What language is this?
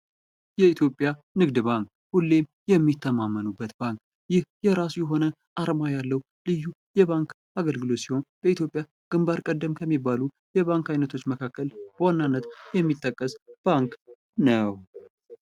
Amharic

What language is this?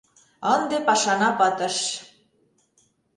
Mari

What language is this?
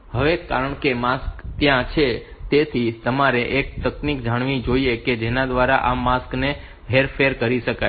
Gujarati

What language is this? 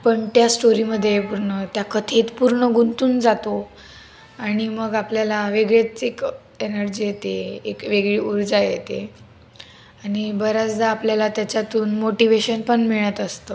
Marathi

